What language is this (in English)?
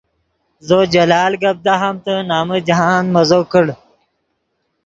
Yidgha